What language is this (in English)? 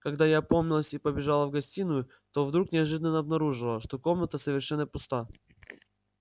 Russian